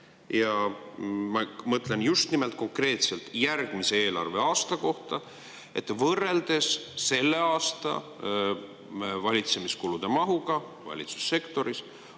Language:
Estonian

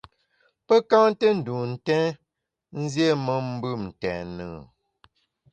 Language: Bamun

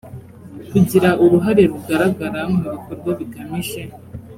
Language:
Kinyarwanda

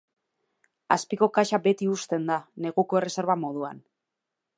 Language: Basque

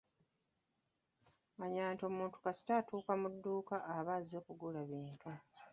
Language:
Ganda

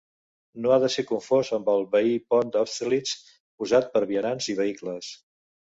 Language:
Catalan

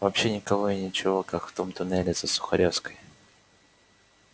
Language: Russian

